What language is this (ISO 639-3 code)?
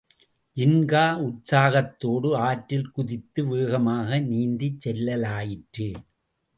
tam